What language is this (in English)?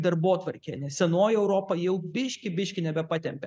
Lithuanian